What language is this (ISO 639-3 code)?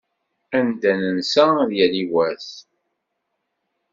kab